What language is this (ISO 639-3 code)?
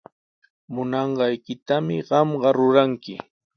qws